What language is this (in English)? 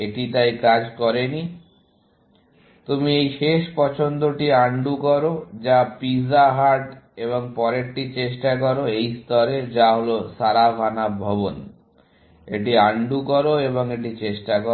Bangla